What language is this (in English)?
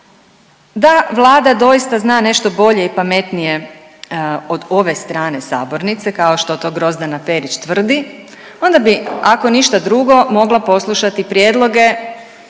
Croatian